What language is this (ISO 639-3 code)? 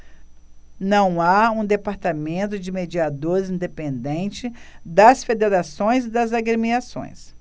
por